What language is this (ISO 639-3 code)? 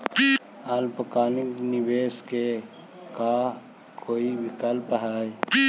mag